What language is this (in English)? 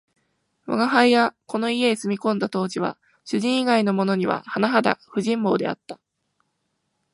Japanese